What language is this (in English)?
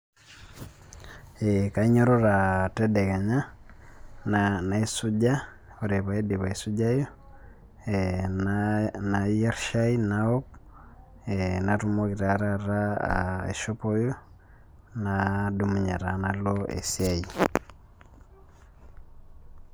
Masai